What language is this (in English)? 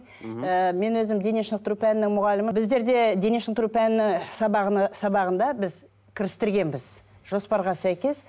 Kazakh